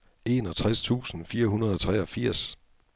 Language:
Danish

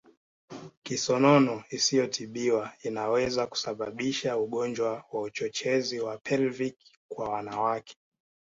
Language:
Swahili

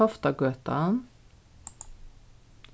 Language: Faroese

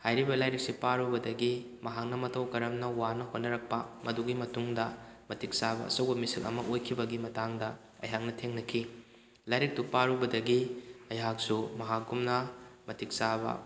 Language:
Manipuri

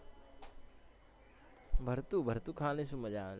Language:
Gujarati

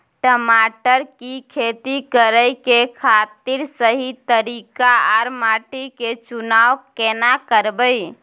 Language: Maithili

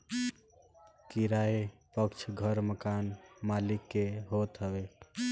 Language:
Bhojpuri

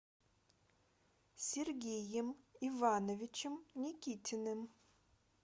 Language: Russian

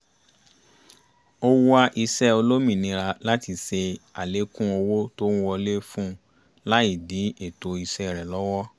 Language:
Yoruba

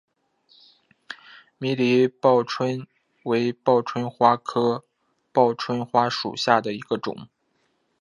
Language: Chinese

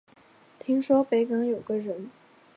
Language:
Chinese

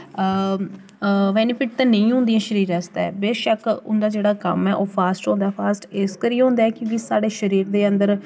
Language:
Dogri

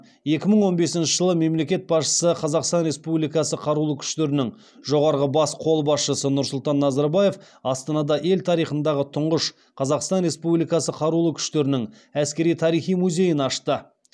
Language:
Kazakh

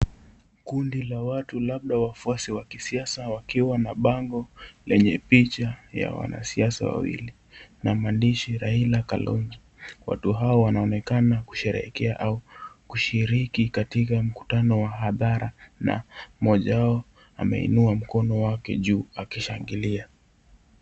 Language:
Swahili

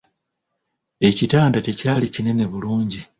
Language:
Ganda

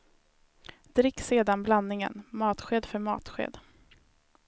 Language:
Swedish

